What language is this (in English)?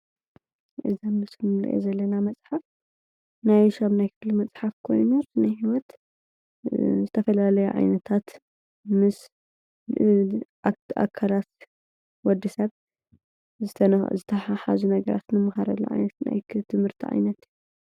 Tigrinya